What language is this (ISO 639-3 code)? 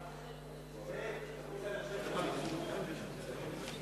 heb